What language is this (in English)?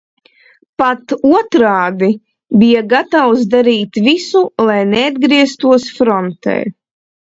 Latvian